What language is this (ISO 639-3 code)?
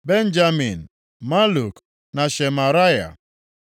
ibo